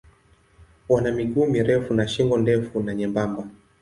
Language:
Swahili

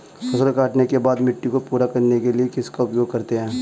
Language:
Hindi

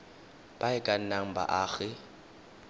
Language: Tswana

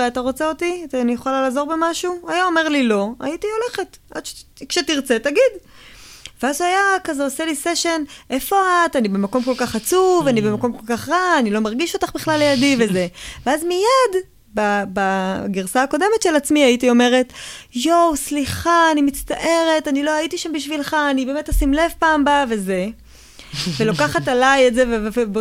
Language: Hebrew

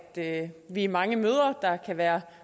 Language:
Danish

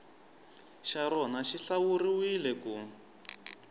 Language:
Tsonga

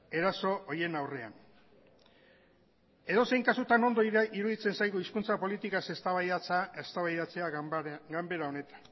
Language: Basque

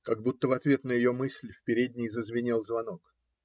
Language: Russian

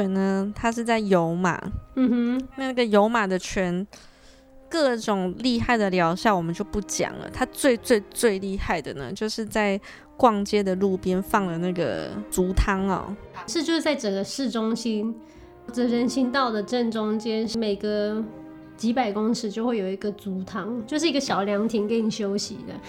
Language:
Chinese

